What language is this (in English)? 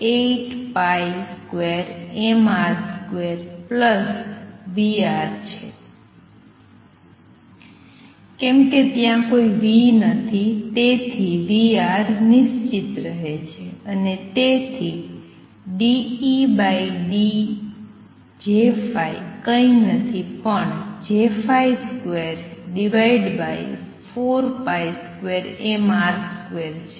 Gujarati